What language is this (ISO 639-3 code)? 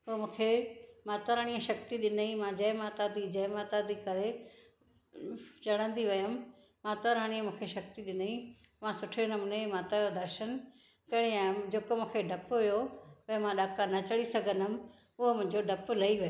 snd